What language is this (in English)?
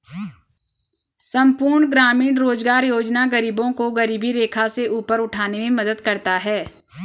Hindi